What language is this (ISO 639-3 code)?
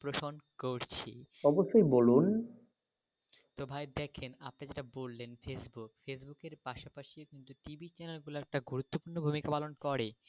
ben